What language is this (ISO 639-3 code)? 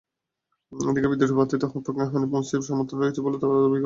ben